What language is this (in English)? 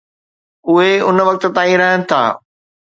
Sindhi